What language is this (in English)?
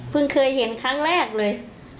Thai